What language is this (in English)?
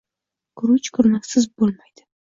Uzbek